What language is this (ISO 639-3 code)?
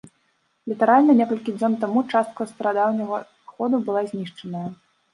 bel